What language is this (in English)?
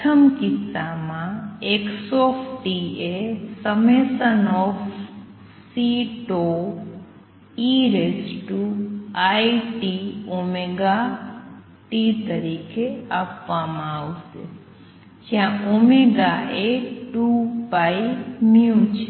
Gujarati